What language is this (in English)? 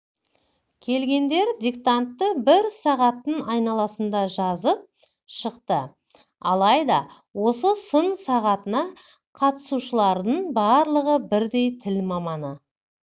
Kazakh